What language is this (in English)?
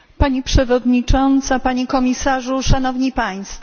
Polish